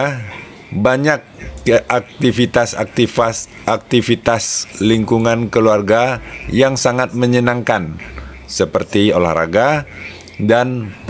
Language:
Indonesian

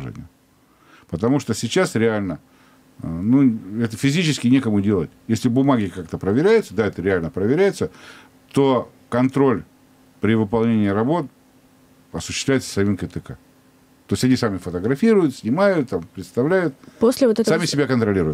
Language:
Russian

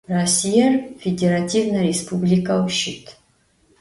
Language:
Adyghe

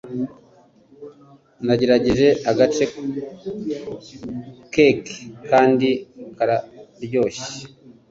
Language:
Kinyarwanda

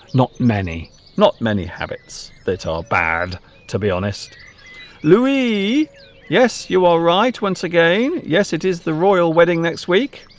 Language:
English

